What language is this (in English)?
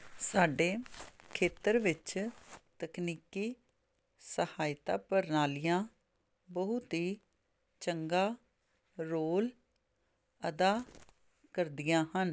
Punjabi